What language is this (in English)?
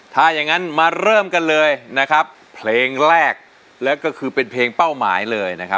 Thai